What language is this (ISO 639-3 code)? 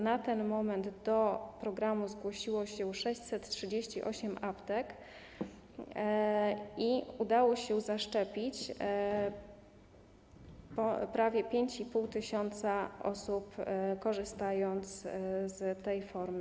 pol